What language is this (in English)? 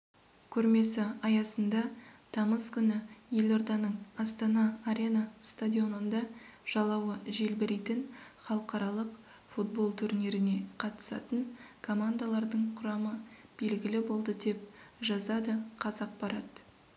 Kazakh